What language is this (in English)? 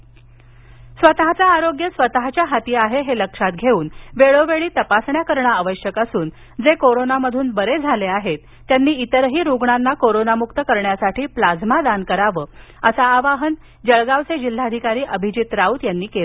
Marathi